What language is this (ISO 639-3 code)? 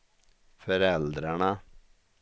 swe